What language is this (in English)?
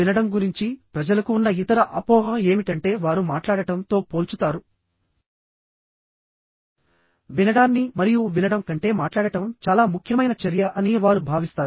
Telugu